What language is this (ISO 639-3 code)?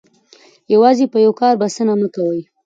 pus